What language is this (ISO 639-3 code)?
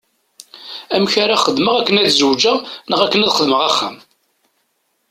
kab